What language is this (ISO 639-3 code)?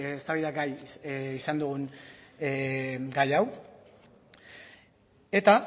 eus